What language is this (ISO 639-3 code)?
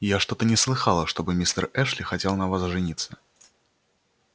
rus